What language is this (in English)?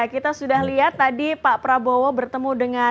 Indonesian